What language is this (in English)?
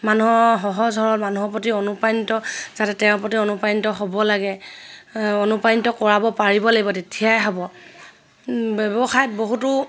Assamese